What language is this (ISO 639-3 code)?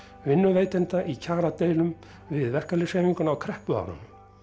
isl